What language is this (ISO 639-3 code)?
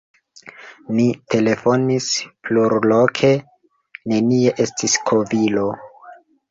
epo